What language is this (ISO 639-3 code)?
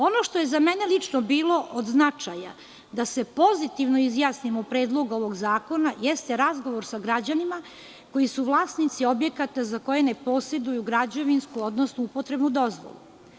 srp